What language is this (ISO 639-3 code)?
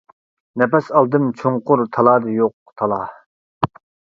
uig